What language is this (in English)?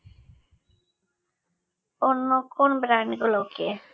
Bangla